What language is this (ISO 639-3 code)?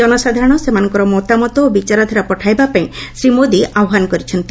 ori